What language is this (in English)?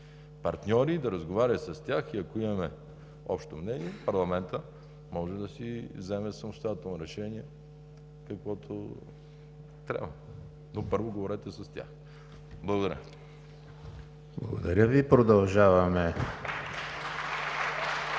Bulgarian